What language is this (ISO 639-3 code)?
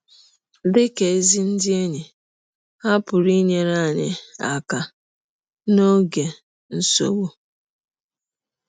ibo